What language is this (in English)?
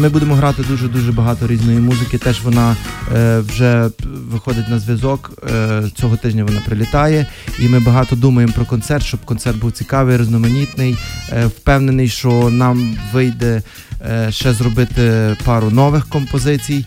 Ukrainian